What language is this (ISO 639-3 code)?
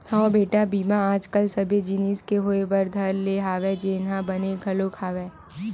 hne